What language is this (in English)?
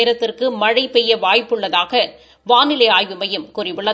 Tamil